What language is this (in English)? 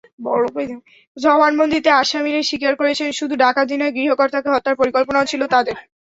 Bangla